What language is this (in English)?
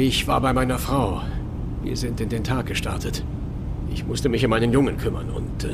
German